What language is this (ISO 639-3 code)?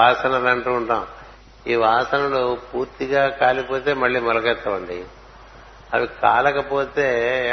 tel